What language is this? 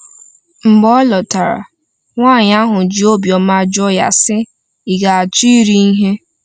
Igbo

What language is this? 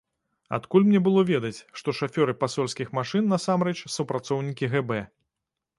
Belarusian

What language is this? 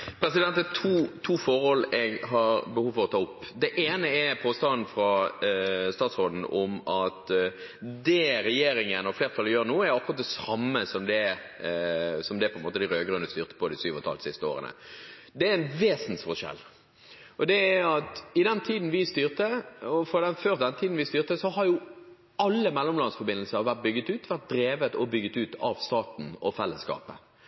Norwegian Bokmål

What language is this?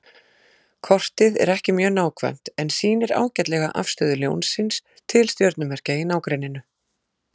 Icelandic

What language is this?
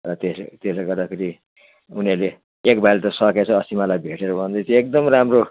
Nepali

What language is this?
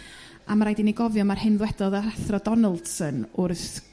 Welsh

